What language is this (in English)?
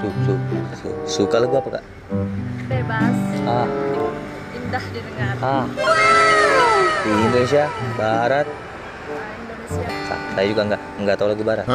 Indonesian